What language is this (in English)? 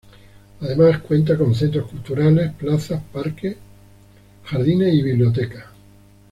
Spanish